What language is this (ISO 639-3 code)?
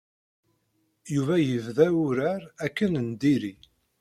kab